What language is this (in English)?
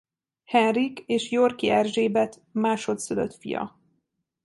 Hungarian